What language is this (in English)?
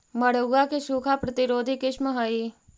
Magahi